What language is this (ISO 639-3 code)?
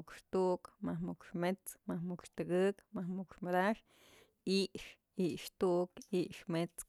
mzl